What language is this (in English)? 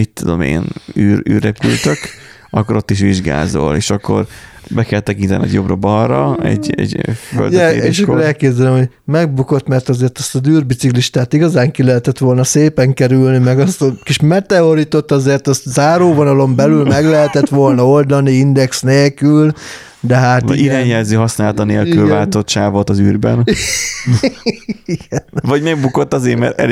Hungarian